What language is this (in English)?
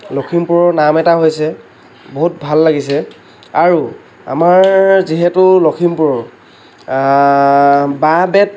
Assamese